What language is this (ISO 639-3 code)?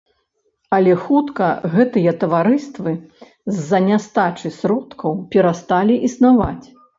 bel